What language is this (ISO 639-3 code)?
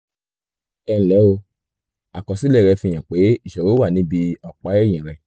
yor